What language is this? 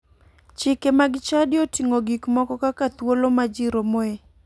Luo (Kenya and Tanzania)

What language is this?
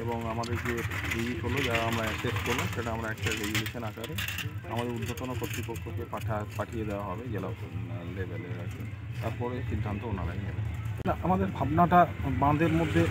Romanian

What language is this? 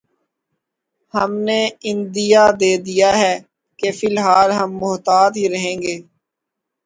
Urdu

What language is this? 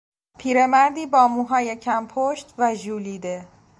Persian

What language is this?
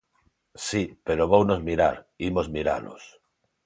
Galician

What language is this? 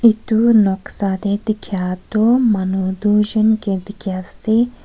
Naga Pidgin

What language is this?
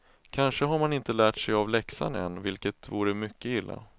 Swedish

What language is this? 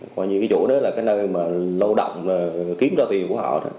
Vietnamese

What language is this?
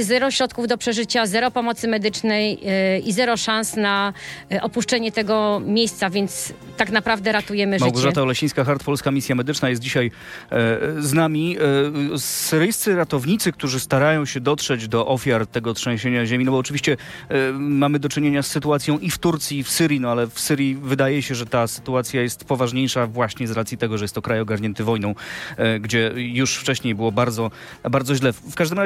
Polish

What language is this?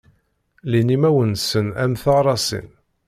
Kabyle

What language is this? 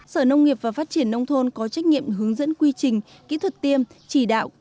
Vietnamese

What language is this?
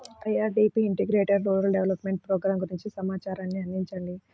Telugu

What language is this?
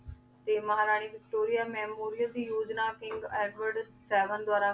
Punjabi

